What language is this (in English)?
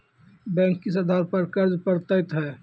Maithili